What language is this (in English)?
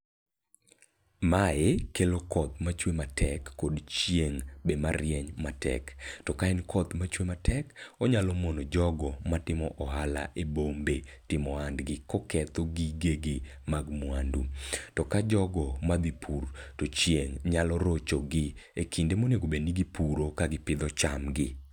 Luo (Kenya and Tanzania)